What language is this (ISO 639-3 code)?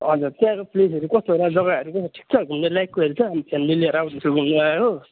nep